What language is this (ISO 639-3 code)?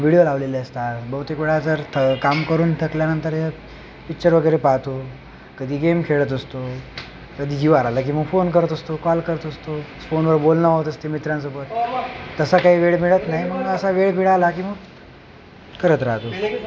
mar